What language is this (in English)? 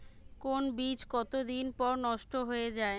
Bangla